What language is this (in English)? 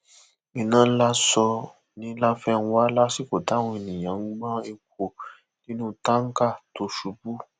Yoruba